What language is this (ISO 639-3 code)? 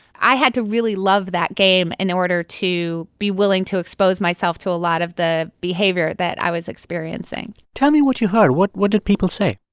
eng